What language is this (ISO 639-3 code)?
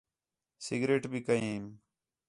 xhe